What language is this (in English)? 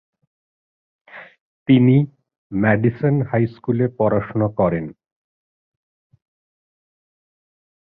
Bangla